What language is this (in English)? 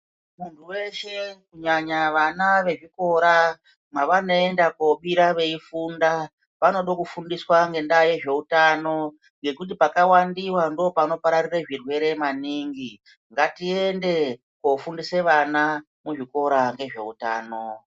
Ndau